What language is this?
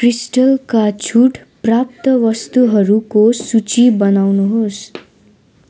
Nepali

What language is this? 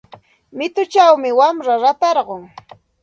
Santa Ana de Tusi Pasco Quechua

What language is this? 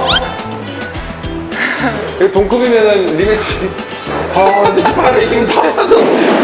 Korean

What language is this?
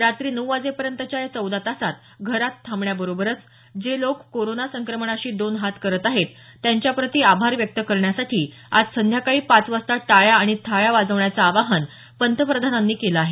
Marathi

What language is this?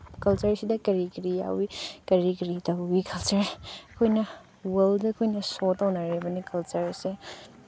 Manipuri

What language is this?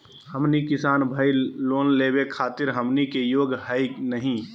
Magahi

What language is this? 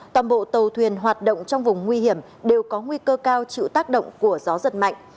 Vietnamese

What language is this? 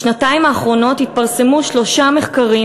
Hebrew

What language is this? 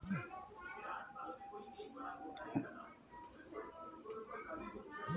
Maithili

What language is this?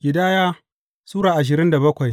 Hausa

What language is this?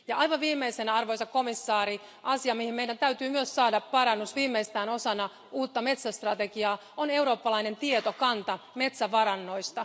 Finnish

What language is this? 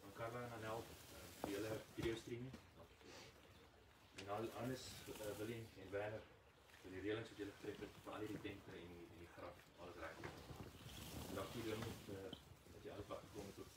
Dutch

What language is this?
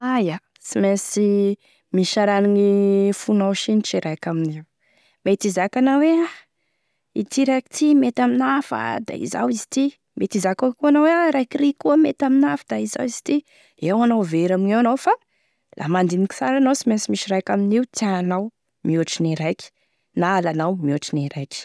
Tesaka Malagasy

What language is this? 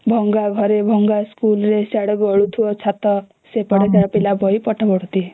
Odia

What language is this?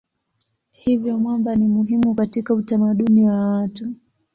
Swahili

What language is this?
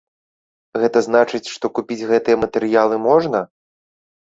Belarusian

